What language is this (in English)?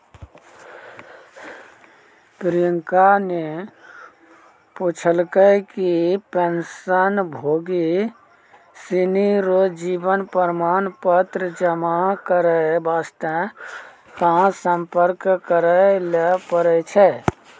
Maithili